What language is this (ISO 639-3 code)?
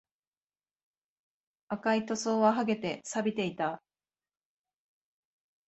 jpn